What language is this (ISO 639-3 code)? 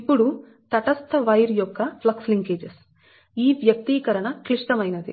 tel